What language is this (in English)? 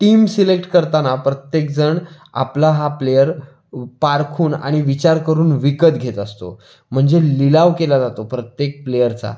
Marathi